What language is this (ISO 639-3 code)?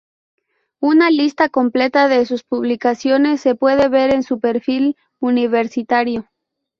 spa